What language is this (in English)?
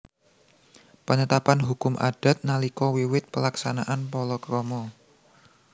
Javanese